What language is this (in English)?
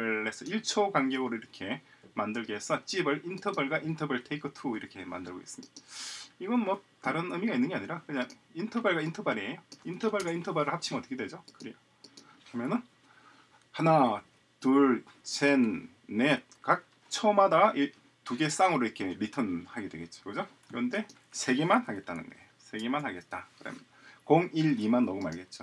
Korean